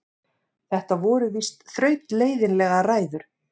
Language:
Icelandic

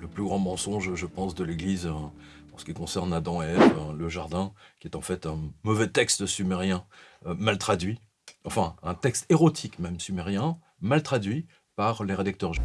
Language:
French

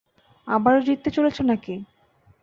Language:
Bangla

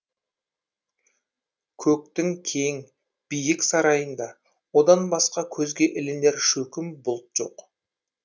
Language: Kazakh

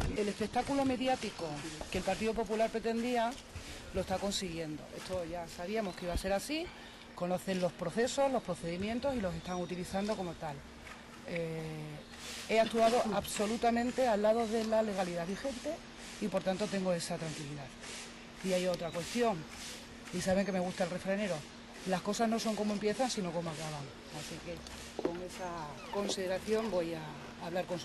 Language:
Spanish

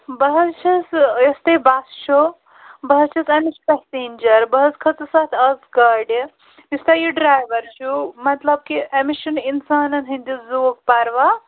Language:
Kashmiri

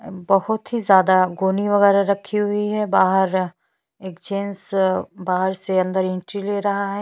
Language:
Hindi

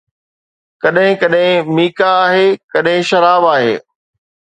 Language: Sindhi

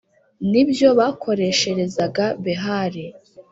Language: Kinyarwanda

